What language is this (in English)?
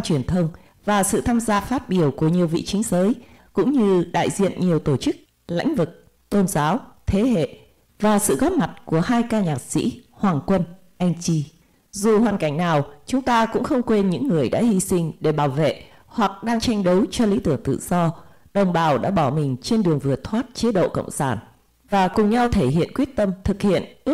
Vietnamese